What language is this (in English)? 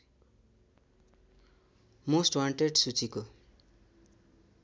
Nepali